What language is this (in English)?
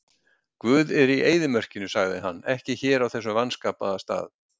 Icelandic